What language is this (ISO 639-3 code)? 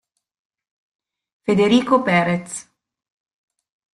ita